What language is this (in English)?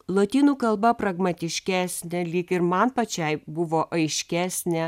Lithuanian